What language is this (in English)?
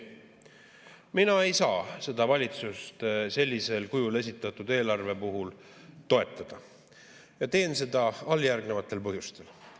Estonian